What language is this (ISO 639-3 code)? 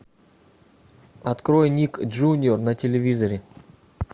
rus